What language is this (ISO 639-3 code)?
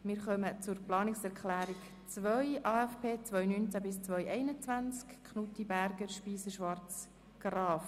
gsw